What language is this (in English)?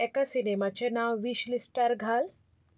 Konkani